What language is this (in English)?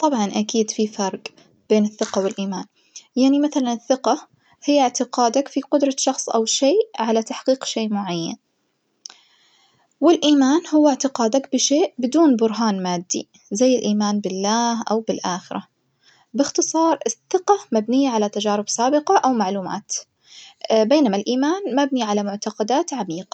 Najdi Arabic